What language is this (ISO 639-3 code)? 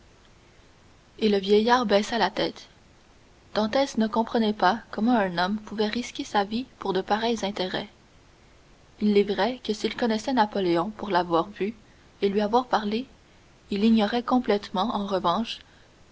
fra